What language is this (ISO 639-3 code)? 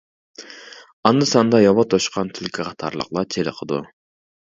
uig